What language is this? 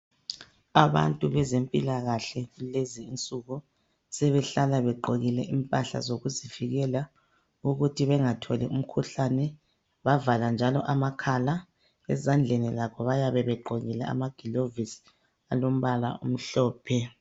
North Ndebele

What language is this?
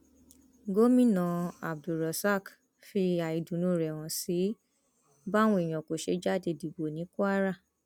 Yoruba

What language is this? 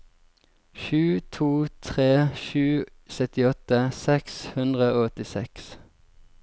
Norwegian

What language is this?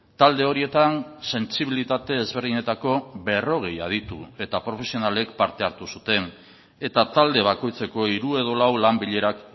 Basque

